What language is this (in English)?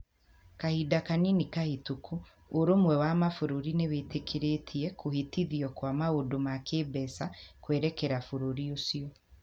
Kikuyu